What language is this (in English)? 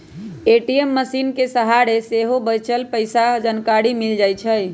Magahi